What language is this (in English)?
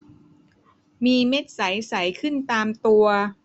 Thai